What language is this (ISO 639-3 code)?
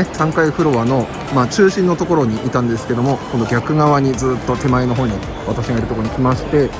jpn